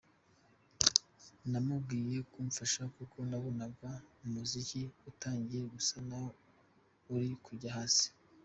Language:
Kinyarwanda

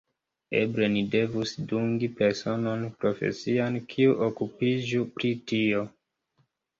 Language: Esperanto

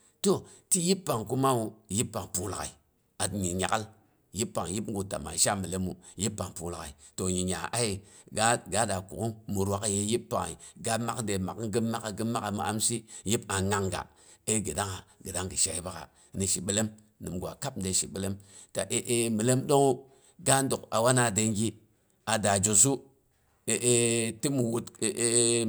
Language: Boghom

